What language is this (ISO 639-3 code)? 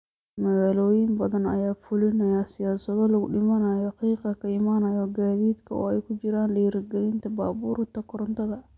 som